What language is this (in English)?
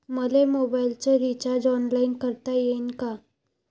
Marathi